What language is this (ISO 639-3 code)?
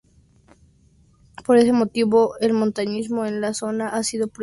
spa